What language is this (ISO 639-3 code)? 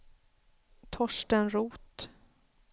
swe